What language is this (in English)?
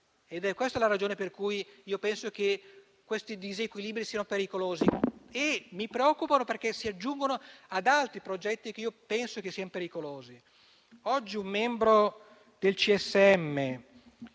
Italian